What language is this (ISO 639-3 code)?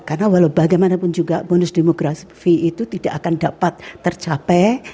ind